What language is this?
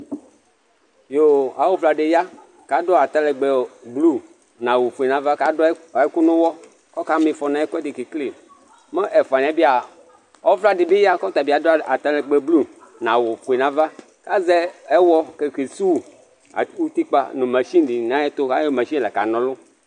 Ikposo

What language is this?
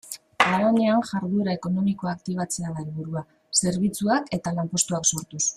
Basque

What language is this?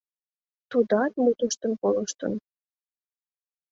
Mari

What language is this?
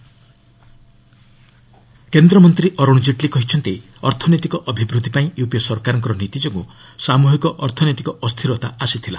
Odia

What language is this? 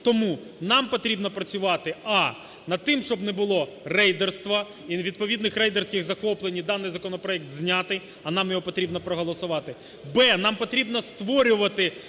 Ukrainian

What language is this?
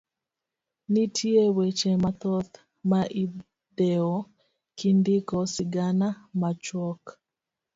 Luo (Kenya and Tanzania)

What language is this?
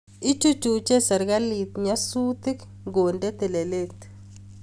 Kalenjin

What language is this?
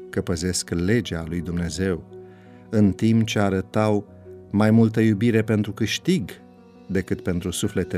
Romanian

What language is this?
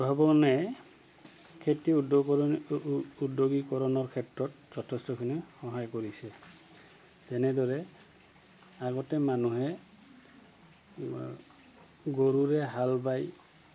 Assamese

